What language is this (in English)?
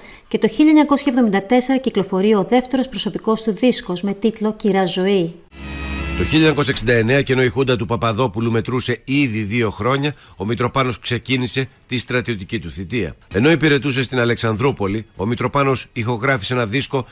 Greek